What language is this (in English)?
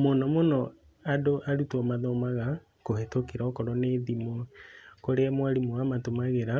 Kikuyu